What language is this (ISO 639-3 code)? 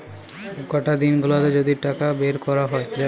ben